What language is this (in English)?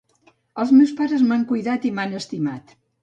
Catalan